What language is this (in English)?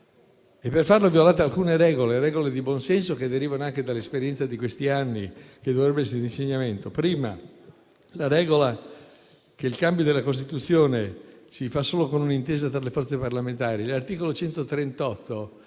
Italian